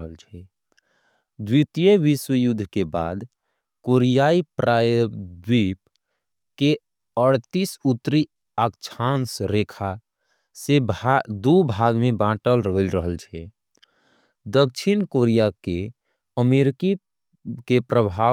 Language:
Angika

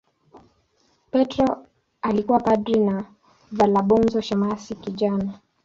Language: Swahili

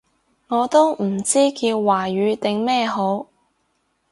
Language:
Cantonese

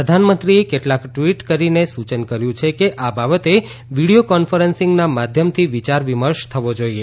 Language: Gujarati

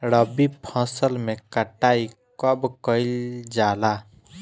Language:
Bhojpuri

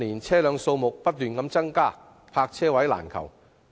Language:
Cantonese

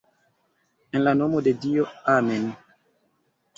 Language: Esperanto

